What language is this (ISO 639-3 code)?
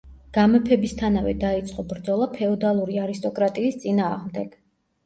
kat